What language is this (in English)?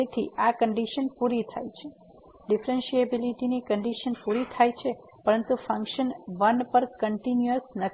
Gujarati